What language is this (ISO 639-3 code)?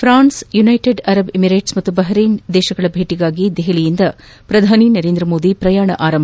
kan